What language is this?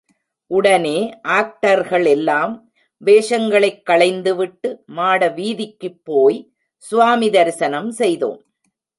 Tamil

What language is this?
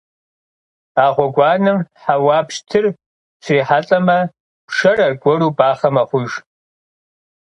Kabardian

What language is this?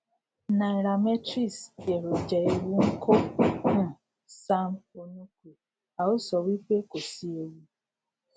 Yoruba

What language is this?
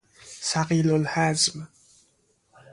Persian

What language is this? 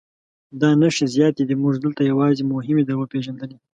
Pashto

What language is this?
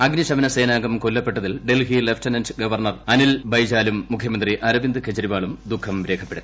Malayalam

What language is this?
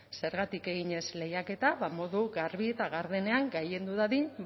Basque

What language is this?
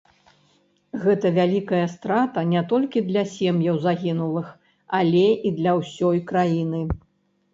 Belarusian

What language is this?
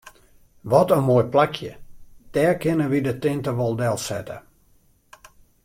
Western Frisian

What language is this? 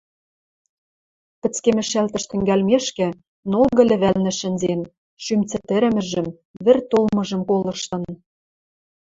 Western Mari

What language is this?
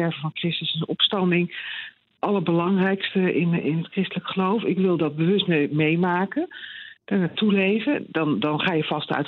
Dutch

